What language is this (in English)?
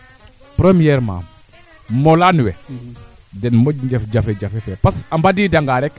Serer